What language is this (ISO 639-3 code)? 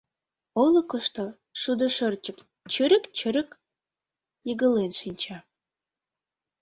chm